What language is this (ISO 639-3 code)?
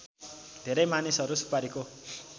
nep